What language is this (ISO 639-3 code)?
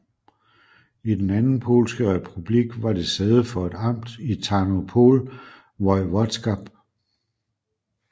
dan